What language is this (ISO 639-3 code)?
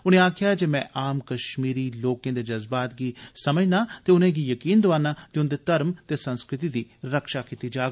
doi